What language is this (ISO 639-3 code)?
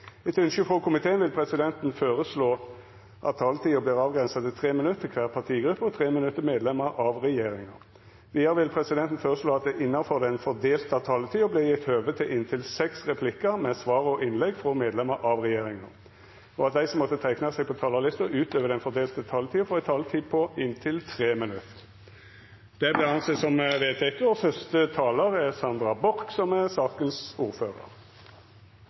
nor